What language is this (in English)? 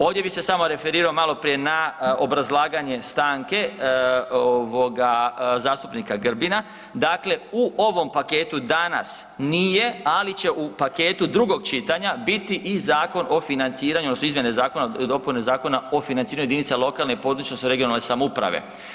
Croatian